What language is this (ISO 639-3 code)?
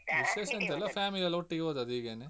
kan